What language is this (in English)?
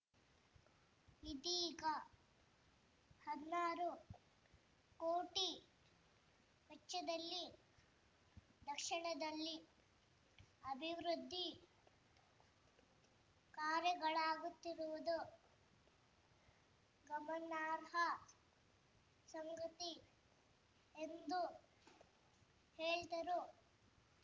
Kannada